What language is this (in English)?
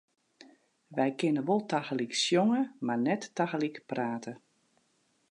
Western Frisian